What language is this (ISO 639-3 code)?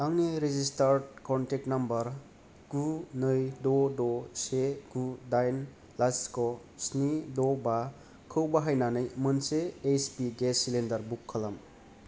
brx